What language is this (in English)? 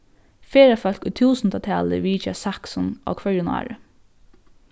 Faroese